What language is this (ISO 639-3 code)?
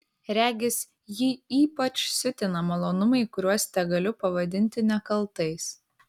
lit